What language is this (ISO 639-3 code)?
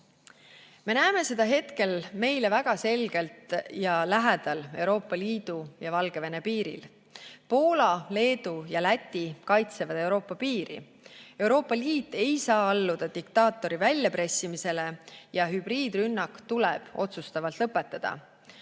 est